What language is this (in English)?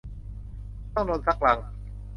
Thai